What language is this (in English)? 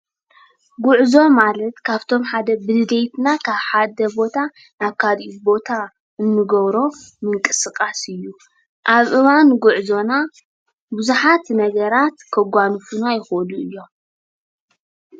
Tigrinya